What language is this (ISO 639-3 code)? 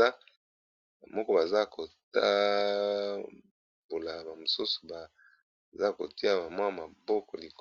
lin